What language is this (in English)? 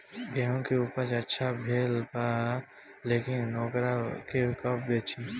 Bhojpuri